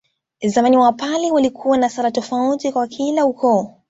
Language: Swahili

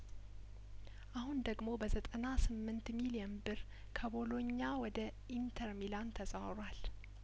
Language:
Amharic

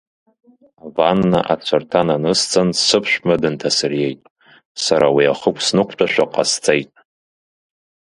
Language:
Abkhazian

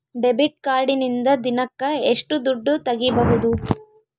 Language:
Kannada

